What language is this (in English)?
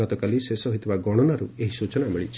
Odia